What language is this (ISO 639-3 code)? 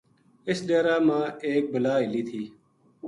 gju